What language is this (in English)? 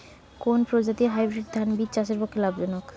Bangla